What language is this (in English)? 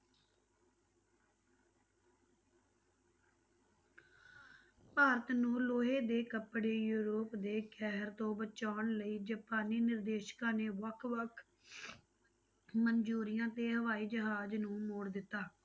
Punjabi